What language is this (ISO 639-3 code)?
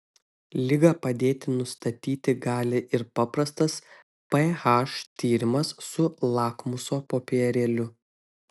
lit